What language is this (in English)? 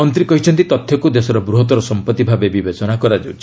Odia